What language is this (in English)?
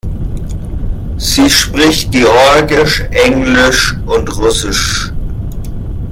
German